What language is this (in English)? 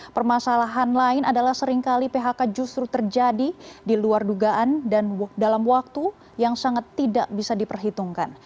Indonesian